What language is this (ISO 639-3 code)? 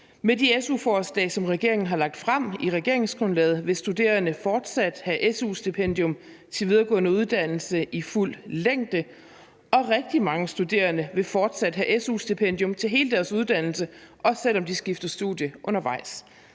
dan